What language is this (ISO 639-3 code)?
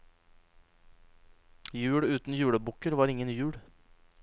nor